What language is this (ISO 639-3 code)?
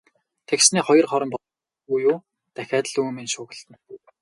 mon